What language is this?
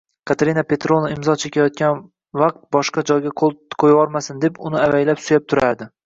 Uzbek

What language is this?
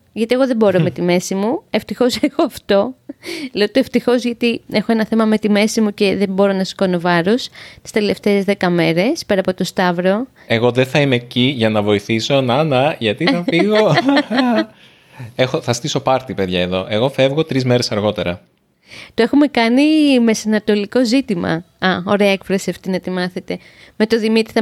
Greek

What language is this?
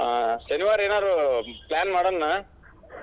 Kannada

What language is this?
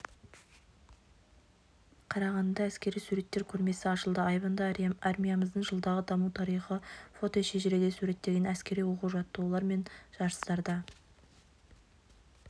Kazakh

